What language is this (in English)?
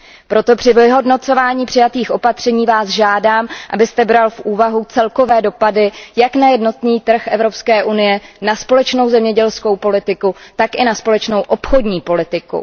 Czech